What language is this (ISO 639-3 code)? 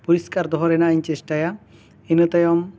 sat